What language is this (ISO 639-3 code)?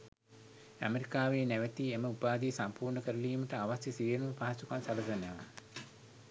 sin